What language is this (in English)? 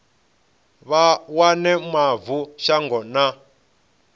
Venda